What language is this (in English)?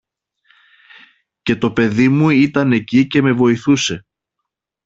Greek